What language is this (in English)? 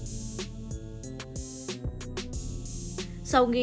Vietnamese